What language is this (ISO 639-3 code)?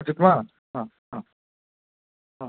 tam